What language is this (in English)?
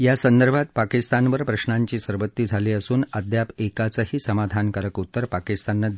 Marathi